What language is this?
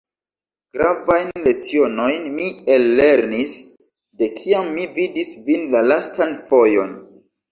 Esperanto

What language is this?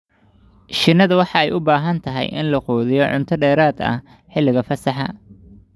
Somali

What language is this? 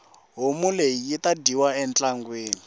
Tsonga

